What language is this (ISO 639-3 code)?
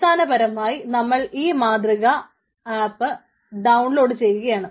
mal